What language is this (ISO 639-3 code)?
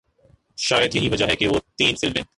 urd